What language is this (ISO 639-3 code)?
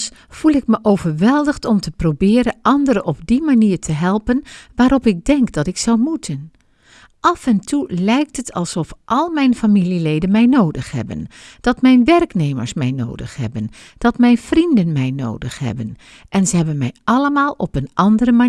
nld